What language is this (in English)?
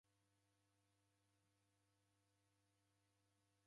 Taita